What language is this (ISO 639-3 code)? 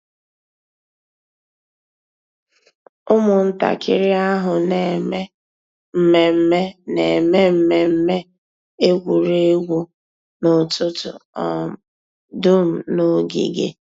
ibo